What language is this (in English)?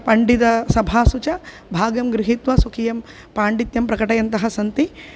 Sanskrit